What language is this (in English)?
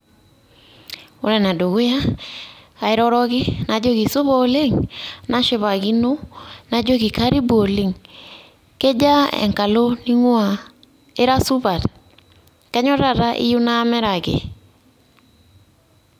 Masai